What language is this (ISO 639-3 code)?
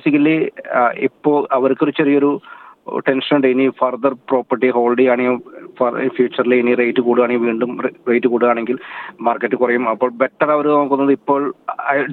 mal